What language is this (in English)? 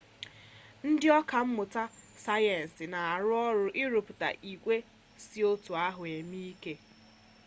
Igbo